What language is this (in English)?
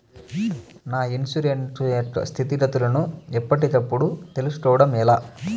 Telugu